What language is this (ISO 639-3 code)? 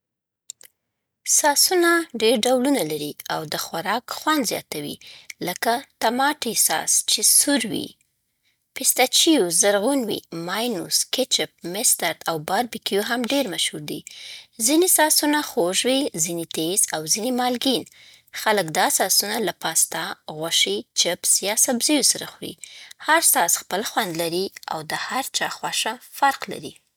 pbt